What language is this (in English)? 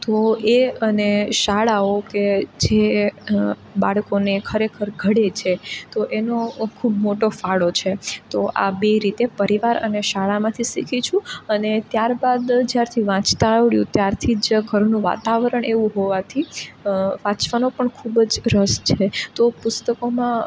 Gujarati